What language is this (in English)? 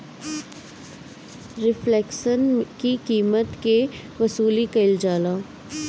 Bhojpuri